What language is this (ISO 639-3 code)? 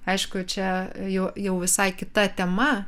lit